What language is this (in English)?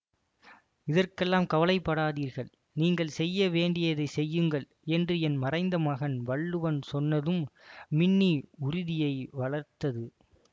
Tamil